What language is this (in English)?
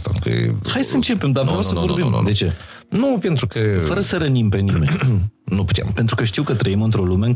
Romanian